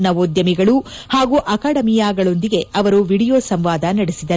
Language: Kannada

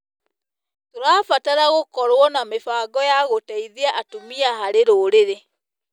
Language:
Kikuyu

